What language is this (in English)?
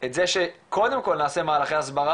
Hebrew